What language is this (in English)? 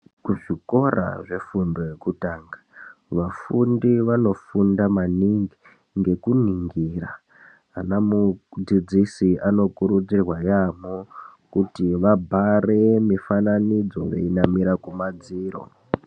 Ndau